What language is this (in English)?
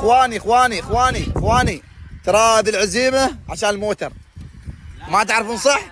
Arabic